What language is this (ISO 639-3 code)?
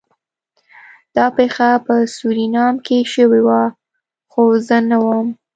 pus